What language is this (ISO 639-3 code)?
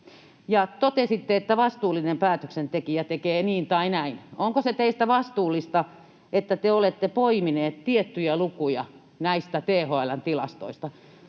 fin